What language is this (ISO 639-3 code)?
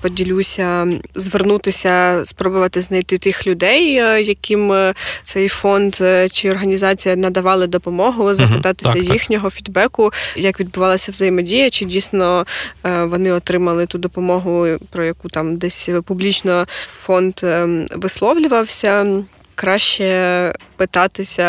ukr